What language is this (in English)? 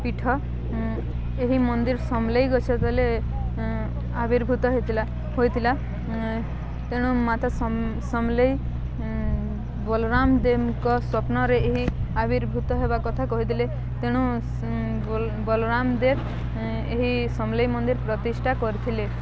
Odia